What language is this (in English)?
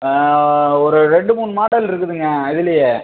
Tamil